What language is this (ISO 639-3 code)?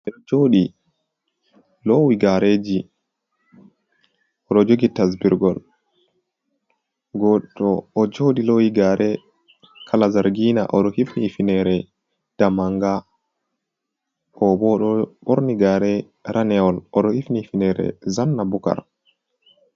ful